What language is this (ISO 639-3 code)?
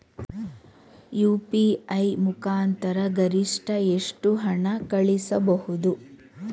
kan